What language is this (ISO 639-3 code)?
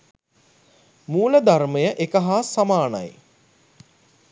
sin